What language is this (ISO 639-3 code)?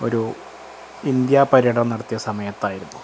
mal